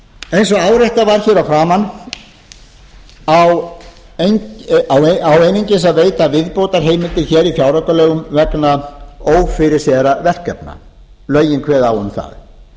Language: Icelandic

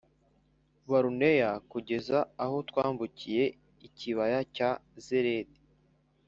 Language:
Kinyarwanda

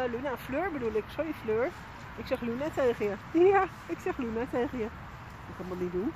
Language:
Dutch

